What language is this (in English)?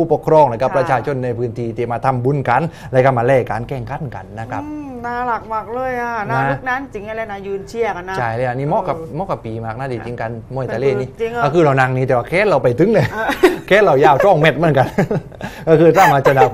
Thai